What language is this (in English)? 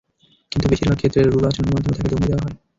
Bangla